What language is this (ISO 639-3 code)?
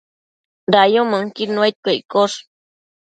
mcf